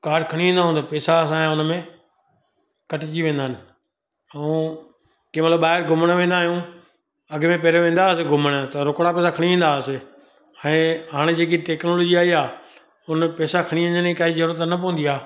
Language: Sindhi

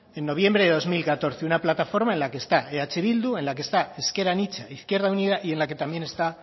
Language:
Spanish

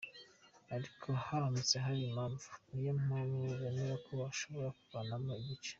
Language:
Kinyarwanda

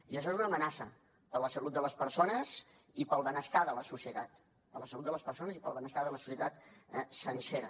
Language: Catalan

